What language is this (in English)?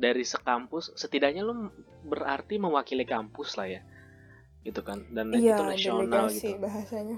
Indonesian